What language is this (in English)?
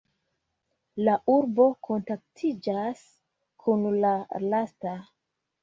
Esperanto